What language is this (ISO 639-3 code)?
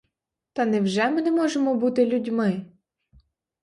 ukr